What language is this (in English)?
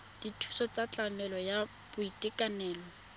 Tswana